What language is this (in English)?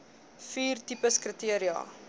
Afrikaans